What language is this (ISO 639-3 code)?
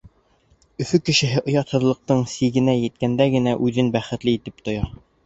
bak